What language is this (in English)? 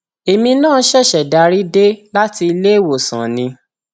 Yoruba